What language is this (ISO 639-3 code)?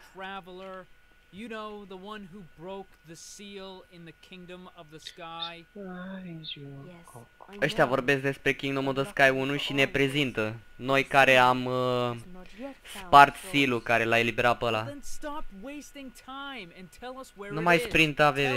ron